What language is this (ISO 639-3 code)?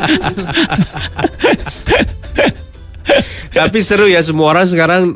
ind